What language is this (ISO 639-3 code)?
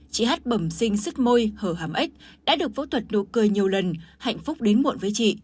vie